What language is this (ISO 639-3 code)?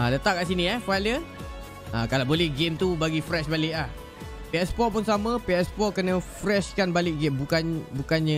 msa